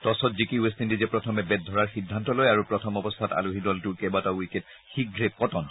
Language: Assamese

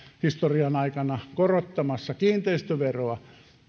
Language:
Finnish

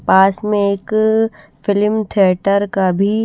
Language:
Hindi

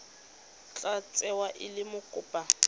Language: Tswana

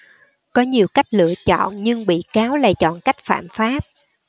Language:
Vietnamese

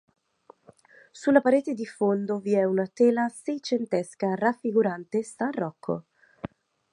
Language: Italian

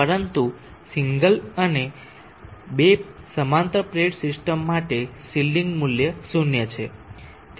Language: Gujarati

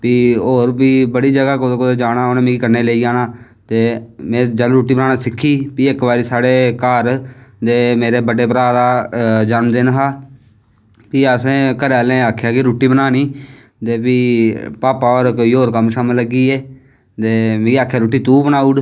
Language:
Dogri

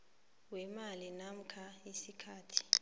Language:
South Ndebele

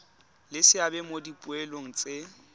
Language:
Tswana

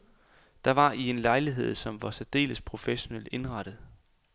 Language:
Danish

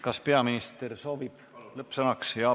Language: Estonian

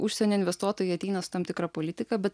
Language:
Lithuanian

